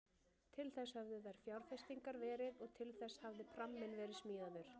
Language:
Icelandic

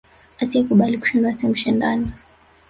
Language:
Swahili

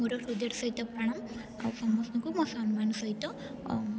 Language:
Odia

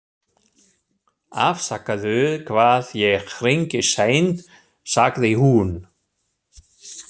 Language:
Icelandic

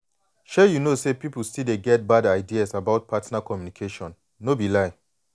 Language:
Nigerian Pidgin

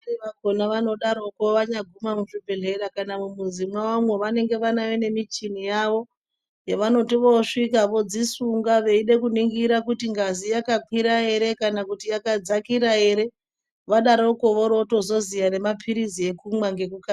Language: Ndau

